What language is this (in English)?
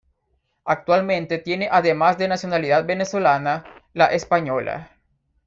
Spanish